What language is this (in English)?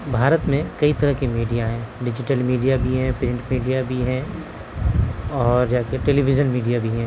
Urdu